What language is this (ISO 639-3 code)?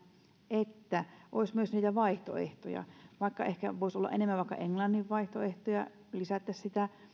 fin